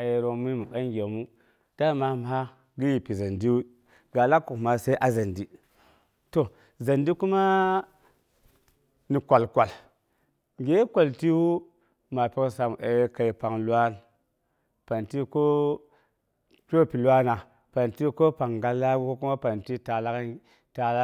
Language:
Boghom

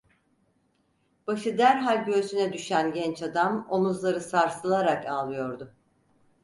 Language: Turkish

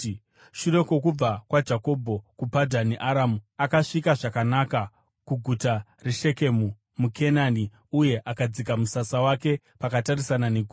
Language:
Shona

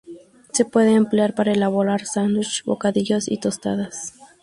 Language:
Spanish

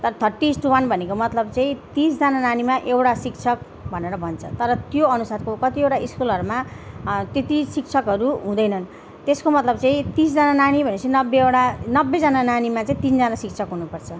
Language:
Nepali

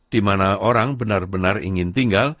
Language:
Indonesian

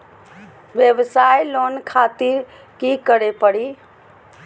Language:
Magahi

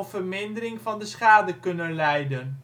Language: Dutch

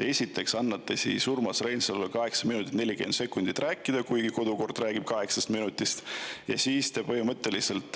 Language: Estonian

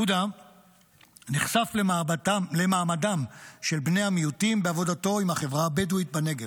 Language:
Hebrew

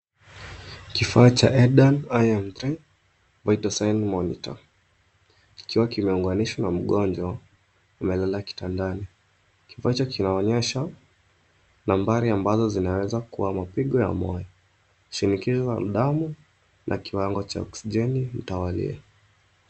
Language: Swahili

